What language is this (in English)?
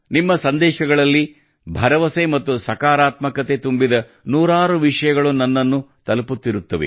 Kannada